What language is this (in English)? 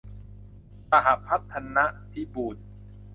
Thai